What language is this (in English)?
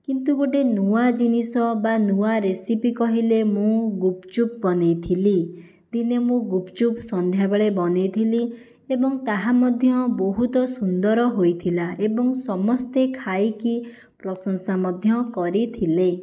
Odia